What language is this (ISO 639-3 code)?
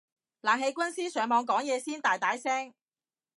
yue